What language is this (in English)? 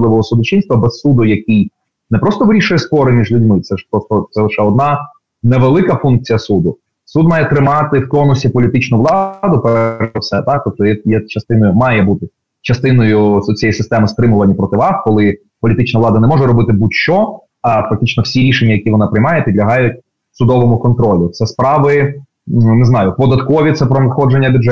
Ukrainian